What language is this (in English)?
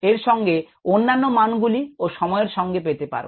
Bangla